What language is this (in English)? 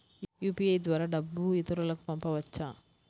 Telugu